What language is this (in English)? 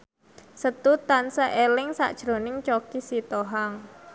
Javanese